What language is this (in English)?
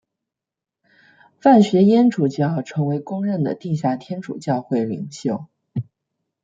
Chinese